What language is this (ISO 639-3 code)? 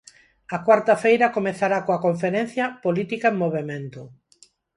glg